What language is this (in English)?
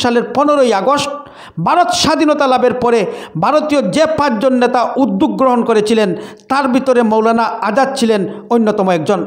Indonesian